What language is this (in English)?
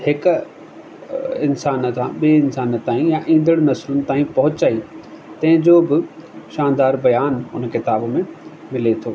Sindhi